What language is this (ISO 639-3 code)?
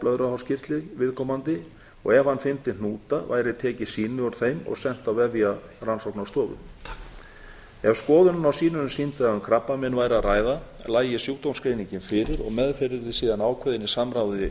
isl